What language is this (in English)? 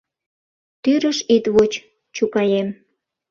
Mari